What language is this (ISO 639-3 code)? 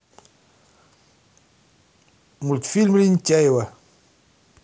rus